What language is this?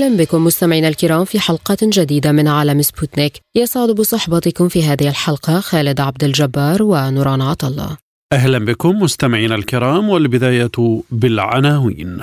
Arabic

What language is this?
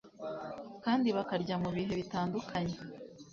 Kinyarwanda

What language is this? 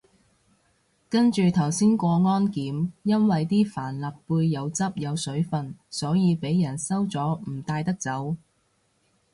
Cantonese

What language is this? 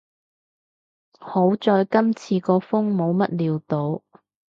Cantonese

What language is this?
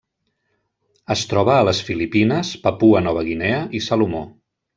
Catalan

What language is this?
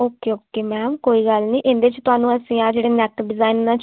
Punjabi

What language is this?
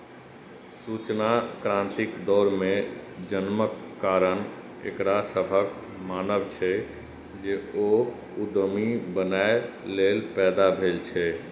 Maithili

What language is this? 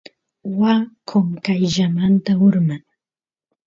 Santiago del Estero Quichua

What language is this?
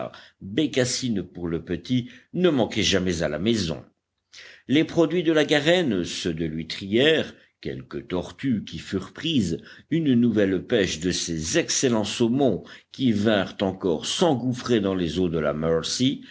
French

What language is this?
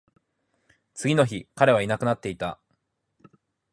Japanese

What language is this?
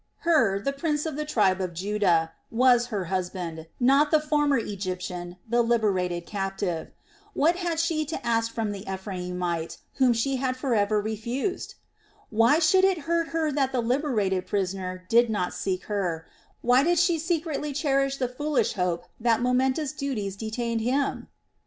English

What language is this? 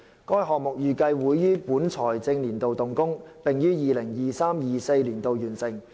Cantonese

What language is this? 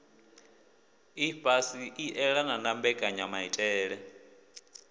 Venda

